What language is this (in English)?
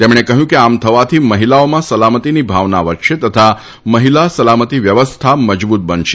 Gujarati